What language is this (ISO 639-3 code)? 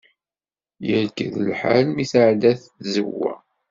kab